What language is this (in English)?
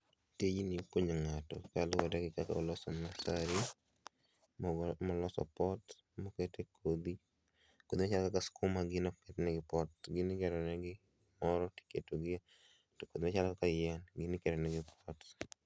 Luo (Kenya and Tanzania)